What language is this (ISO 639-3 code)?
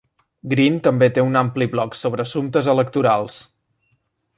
cat